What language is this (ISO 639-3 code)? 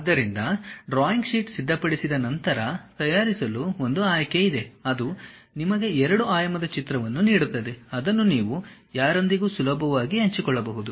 kan